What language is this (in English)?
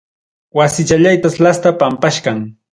Ayacucho Quechua